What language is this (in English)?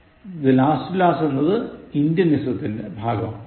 Malayalam